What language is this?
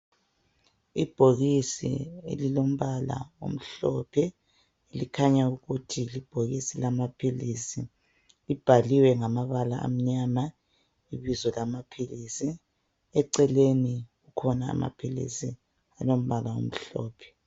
North Ndebele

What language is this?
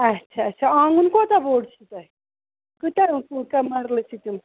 Kashmiri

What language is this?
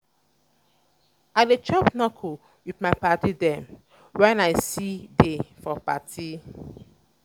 Nigerian Pidgin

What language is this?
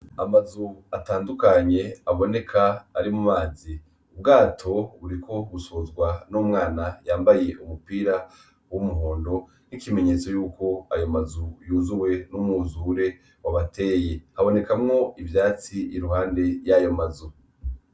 Rundi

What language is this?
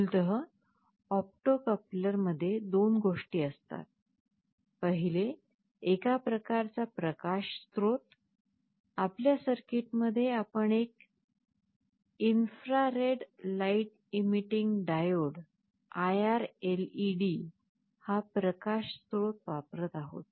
Marathi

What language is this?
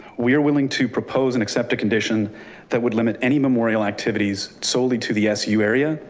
English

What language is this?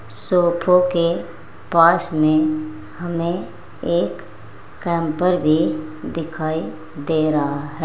Hindi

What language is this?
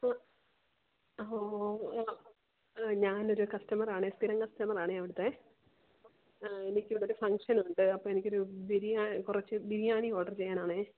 Malayalam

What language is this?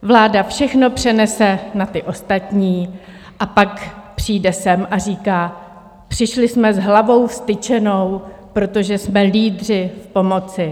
Czech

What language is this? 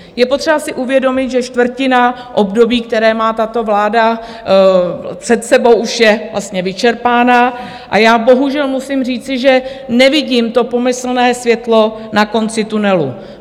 Czech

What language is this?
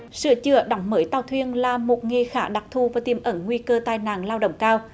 Vietnamese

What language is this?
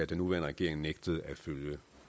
Danish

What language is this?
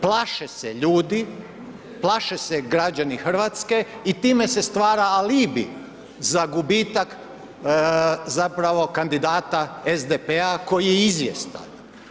Croatian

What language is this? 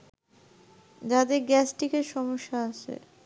Bangla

